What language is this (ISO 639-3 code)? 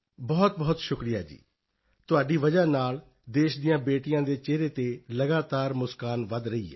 pan